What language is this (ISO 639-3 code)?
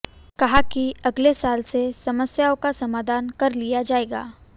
hin